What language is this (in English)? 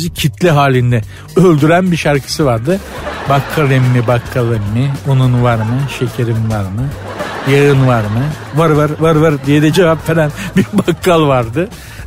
Turkish